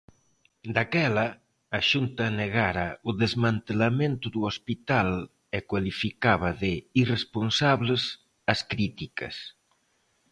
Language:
Galician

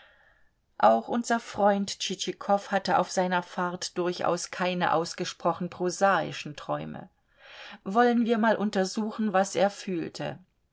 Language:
German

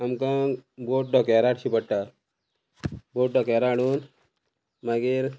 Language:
Konkani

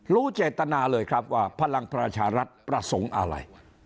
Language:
Thai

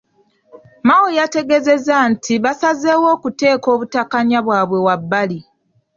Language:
Ganda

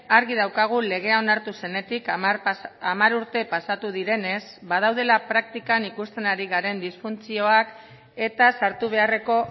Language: Basque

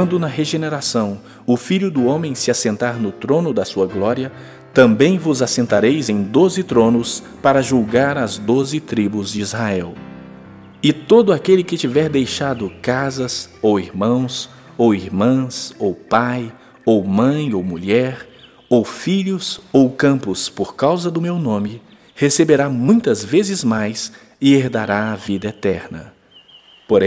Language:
Portuguese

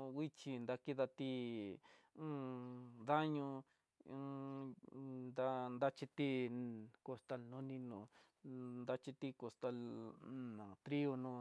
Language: Tidaá Mixtec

